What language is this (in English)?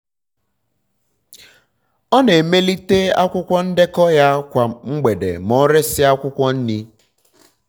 Igbo